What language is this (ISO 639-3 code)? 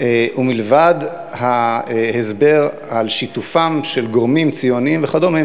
heb